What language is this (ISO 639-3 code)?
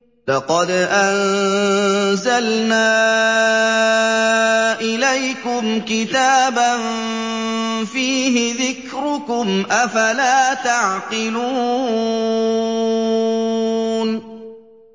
ara